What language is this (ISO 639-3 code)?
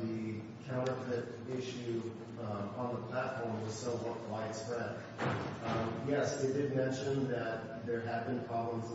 eng